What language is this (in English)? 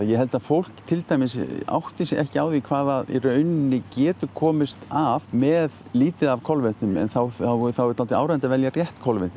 Icelandic